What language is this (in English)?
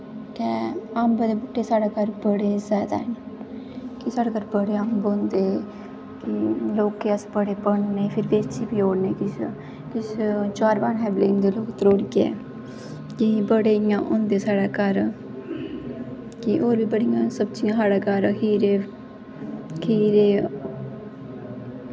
Dogri